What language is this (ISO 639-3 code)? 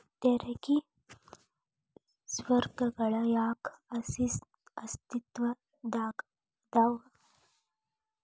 kan